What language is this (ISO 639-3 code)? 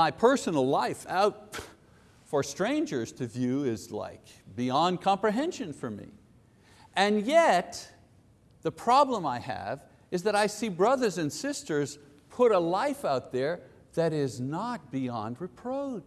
eng